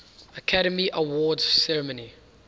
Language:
English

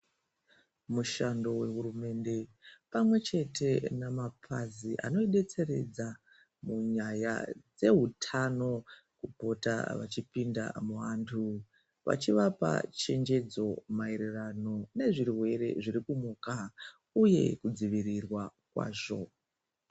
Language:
Ndau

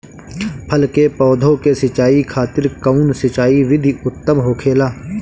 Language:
Bhojpuri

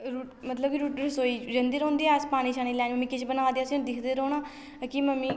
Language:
Dogri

